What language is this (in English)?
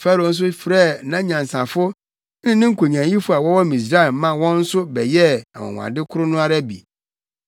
Akan